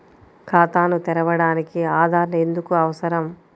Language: Telugu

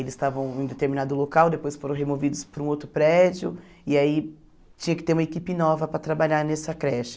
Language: Portuguese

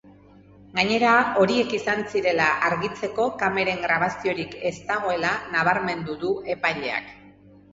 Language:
Basque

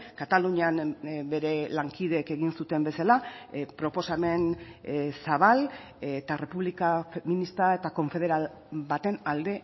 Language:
Basque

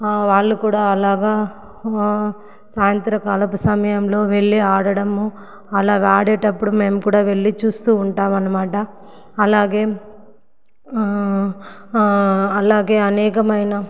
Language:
Telugu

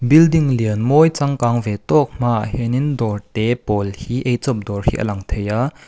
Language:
Mizo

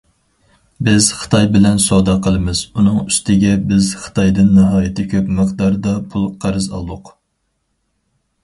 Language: Uyghur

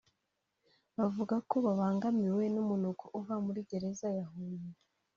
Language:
Kinyarwanda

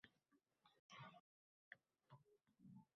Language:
Uzbek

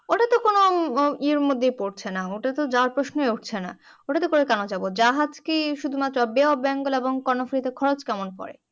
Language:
Bangla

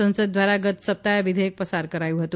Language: Gujarati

